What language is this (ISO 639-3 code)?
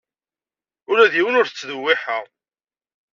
kab